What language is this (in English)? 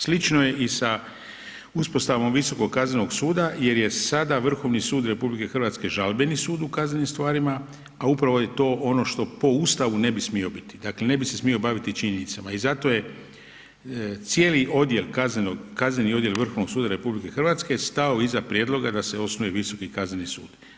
Croatian